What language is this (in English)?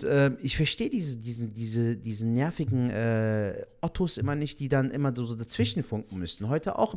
German